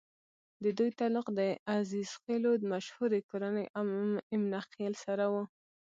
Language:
Pashto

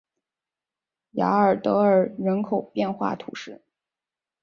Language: Chinese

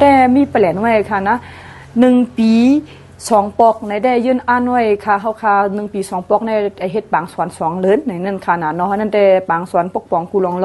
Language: Thai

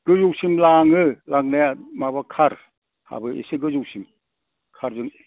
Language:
Bodo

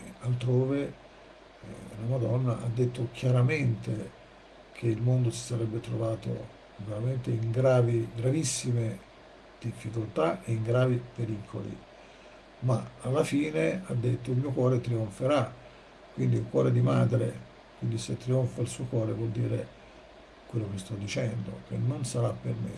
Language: Italian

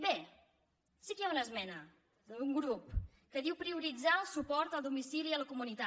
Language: Catalan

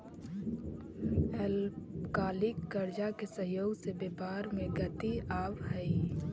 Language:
Magahi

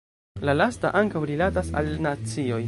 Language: Esperanto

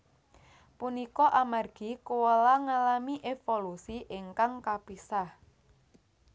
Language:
Javanese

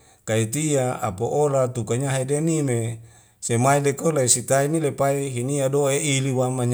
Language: Wemale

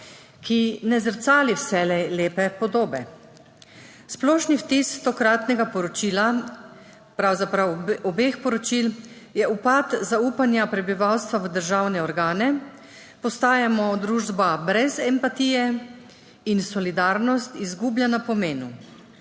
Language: Slovenian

